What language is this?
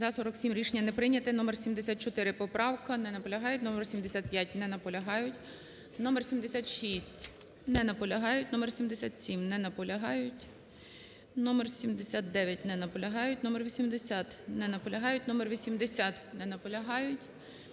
Ukrainian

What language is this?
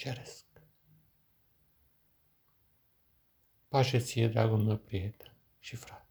Romanian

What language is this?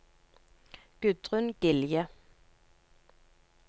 Norwegian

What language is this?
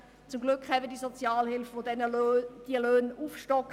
Swiss German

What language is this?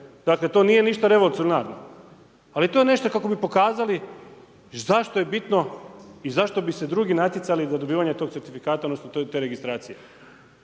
Croatian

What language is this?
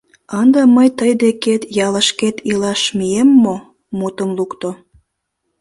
Mari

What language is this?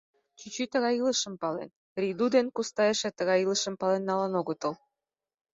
Mari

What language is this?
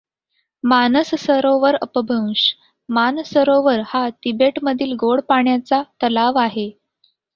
Marathi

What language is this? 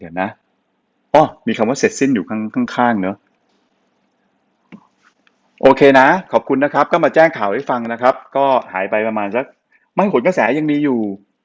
Thai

